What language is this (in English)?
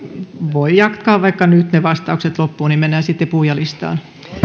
Finnish